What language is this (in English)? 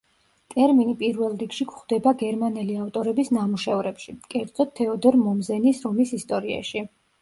Georgian